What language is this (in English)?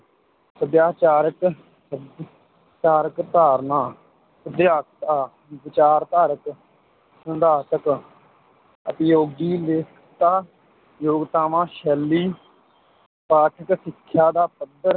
Punjabi